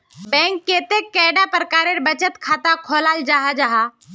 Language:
Magahi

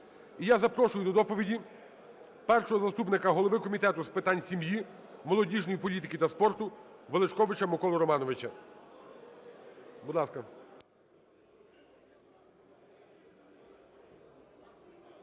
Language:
Ukrainian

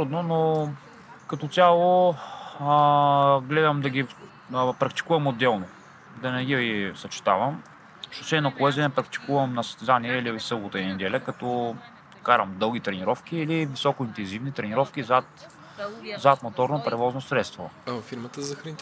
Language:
Bulgarian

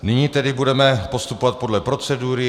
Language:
Czech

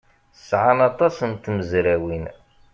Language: Kabyle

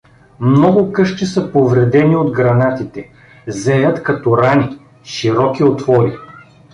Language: Bulgarian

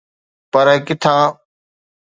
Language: Sindhi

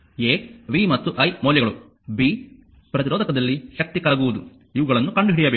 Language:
Kannada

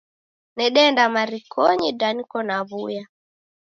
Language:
Taita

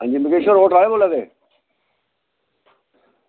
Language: Dogri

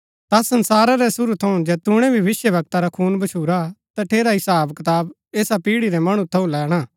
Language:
Gaddi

